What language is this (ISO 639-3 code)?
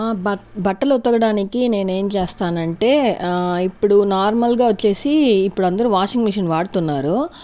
tel